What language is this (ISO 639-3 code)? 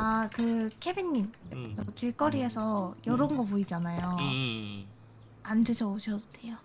kor